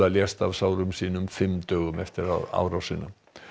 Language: Icelandic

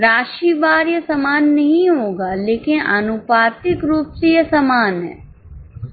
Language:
Hindi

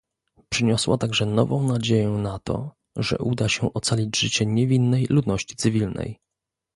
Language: Polish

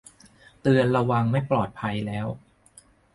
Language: Thai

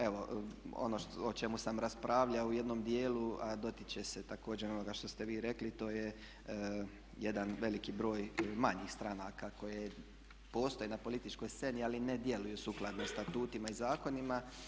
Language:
Croatian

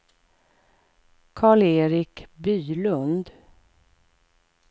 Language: Swedish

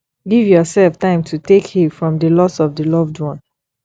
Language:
Nigerian Pidgin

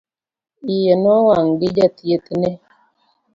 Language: Luo (Kenya and Tanzania)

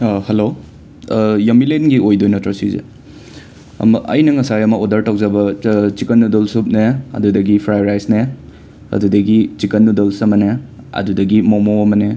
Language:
Manipuri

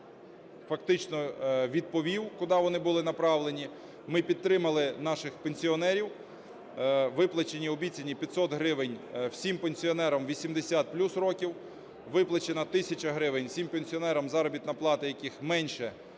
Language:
Ukrainian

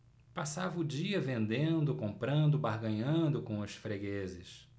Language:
Portuguese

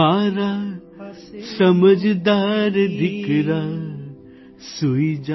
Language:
Gujarati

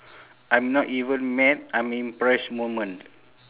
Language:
English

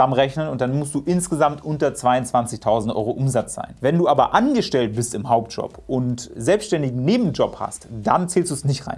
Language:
German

